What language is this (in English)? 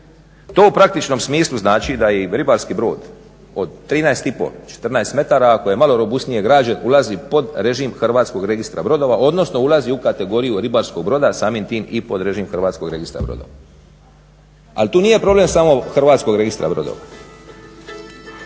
Croatian